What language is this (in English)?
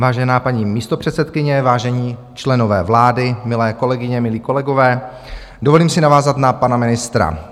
Czech